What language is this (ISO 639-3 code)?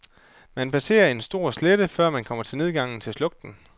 dan